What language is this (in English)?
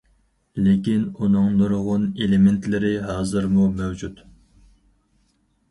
Uyghur